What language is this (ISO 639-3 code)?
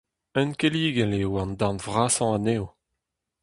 bre